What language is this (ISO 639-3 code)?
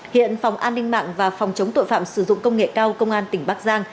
vie